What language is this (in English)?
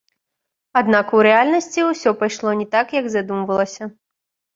Belarusian